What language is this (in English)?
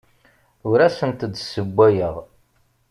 Kabyle